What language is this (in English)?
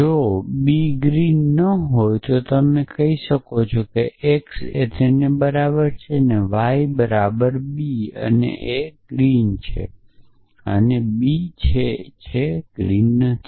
Gujarati